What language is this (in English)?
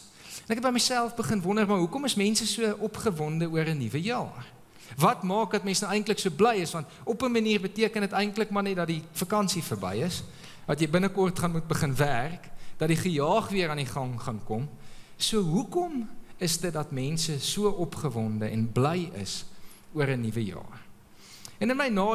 Dutch